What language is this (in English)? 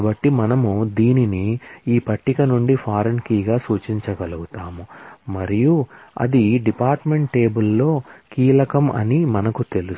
Telugu